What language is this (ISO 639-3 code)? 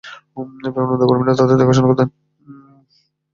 ben